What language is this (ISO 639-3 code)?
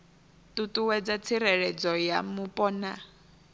ven